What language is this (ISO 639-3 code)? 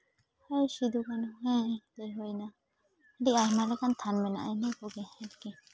sat